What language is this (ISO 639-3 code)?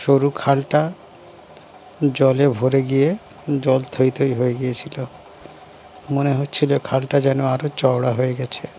ben